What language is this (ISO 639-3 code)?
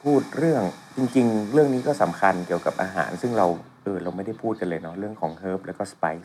tha